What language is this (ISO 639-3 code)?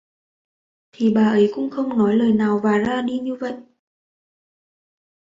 vie